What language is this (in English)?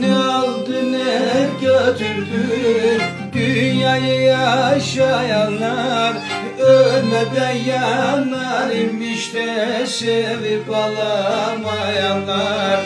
Turkish